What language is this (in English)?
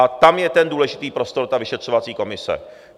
Czech